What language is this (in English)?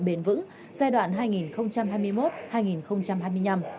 Vietnamese